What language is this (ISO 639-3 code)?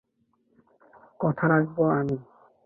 ben